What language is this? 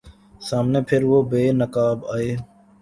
Urdu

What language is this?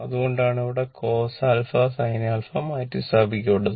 Malayalam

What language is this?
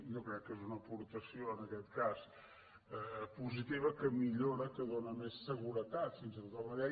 Catalan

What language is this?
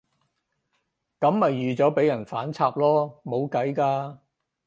Cantonese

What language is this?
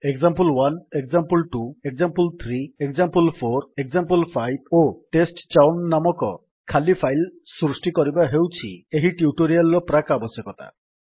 Odia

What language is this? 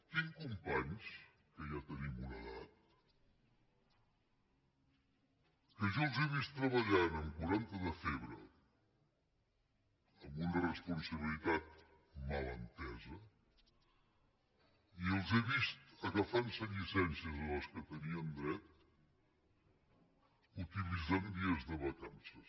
Catalan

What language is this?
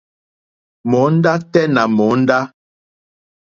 Mokpwe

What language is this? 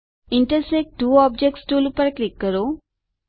Gujarati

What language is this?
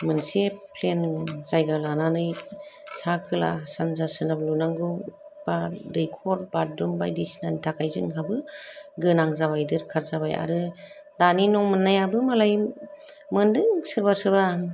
Bodo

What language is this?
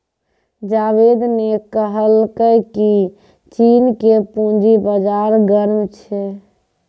Maithili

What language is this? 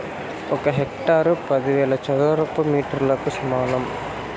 Telugu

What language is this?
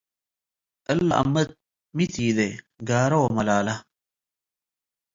Tigre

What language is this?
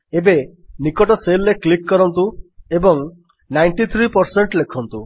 Odia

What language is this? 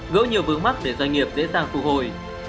Vietnamese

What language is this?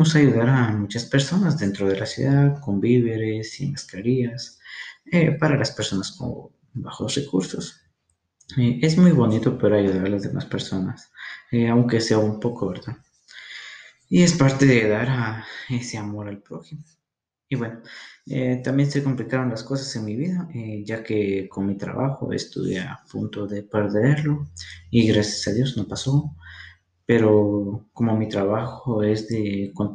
Spanish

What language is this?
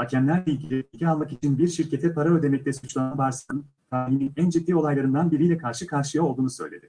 Turkish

